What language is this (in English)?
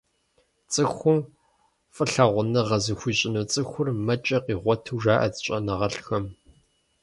Kabardian